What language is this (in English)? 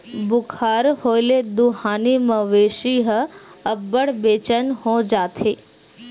Chhattisgarhi